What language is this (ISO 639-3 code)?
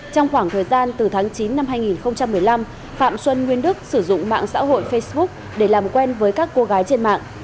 vie